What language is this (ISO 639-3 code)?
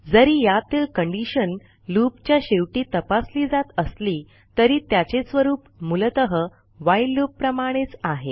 mar